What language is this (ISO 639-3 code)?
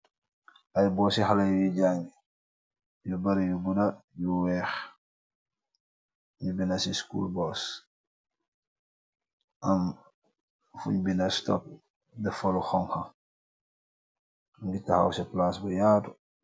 wol